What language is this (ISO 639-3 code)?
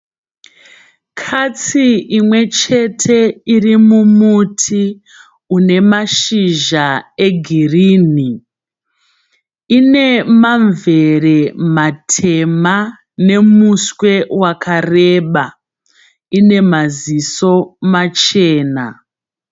sna